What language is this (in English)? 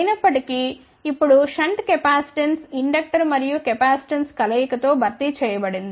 Telugu